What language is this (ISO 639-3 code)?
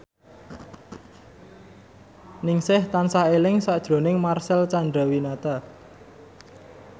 jav